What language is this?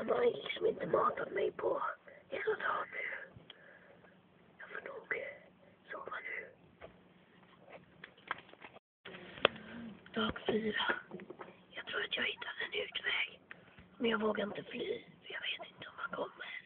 Swedish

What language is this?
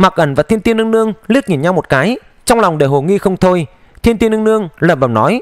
Vietnamese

